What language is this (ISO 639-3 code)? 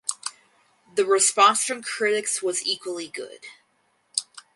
eng